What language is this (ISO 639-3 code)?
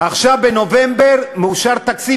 heb